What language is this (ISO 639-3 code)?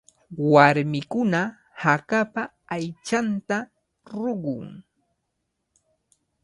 qvl